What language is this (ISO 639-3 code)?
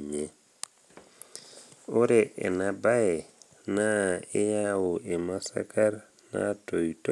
mas